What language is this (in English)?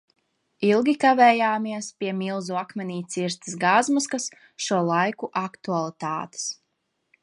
Latvian